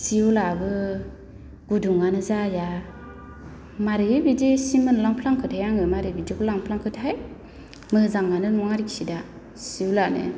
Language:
Bodo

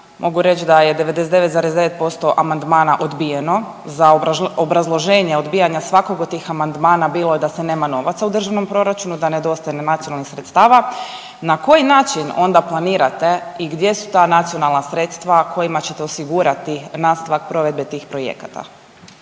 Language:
Croatian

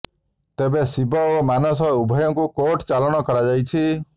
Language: Odia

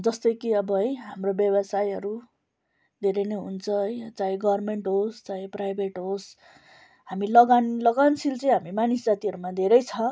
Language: Nepali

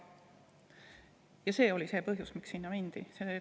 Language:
Estonian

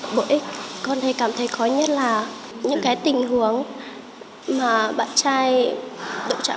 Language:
Vietnamese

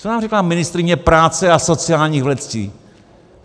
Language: Czech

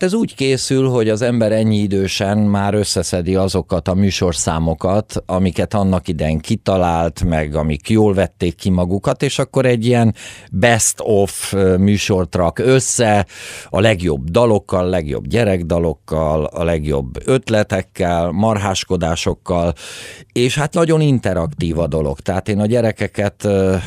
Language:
Hungarian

